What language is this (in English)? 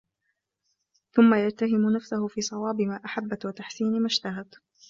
Arabic